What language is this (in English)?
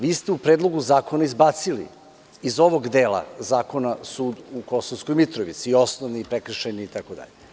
Serbian